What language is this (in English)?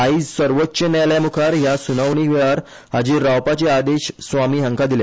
Konkani